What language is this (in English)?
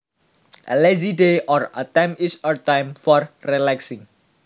Javanese